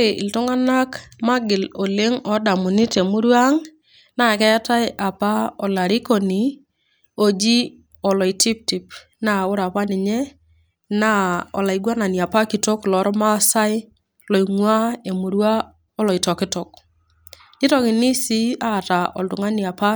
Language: Masai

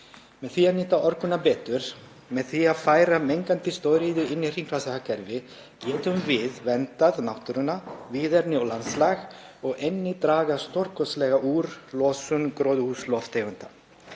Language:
Icelandic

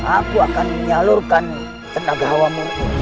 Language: Indonesian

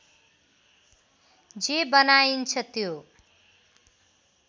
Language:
Nepali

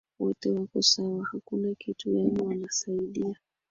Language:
Swahili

